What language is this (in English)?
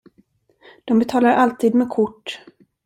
Swedish